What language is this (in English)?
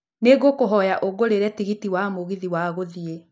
Kikuyu